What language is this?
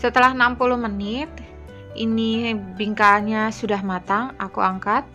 Indonesian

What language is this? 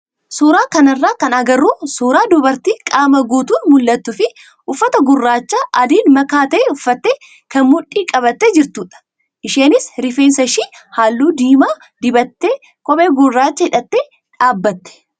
Oromo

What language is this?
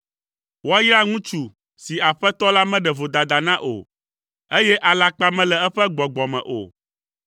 Ewe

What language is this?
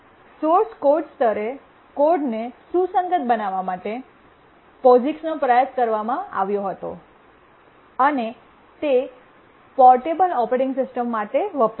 Gujarati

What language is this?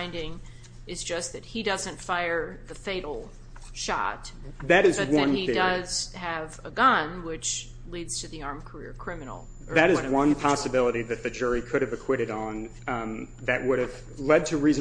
English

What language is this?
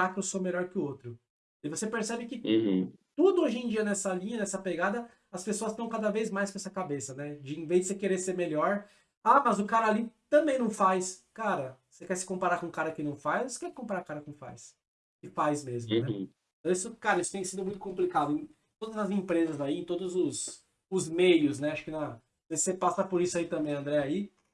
Portuguese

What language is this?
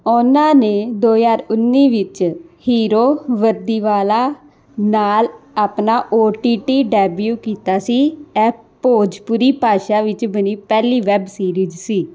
Punjabi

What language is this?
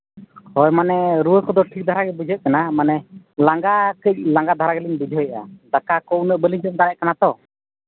Santali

